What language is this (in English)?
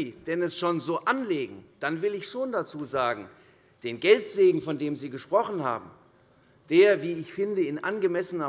German